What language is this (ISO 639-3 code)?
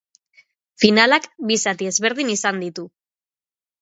eus